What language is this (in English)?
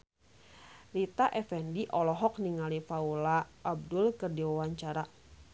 Sundanese